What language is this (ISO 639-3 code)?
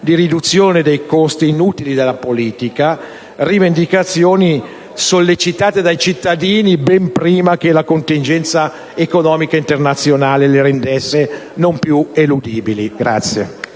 ita